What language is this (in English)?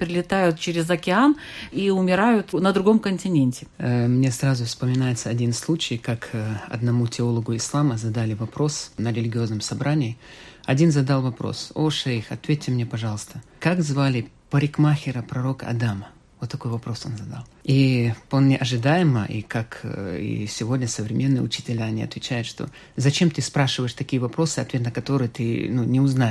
Russian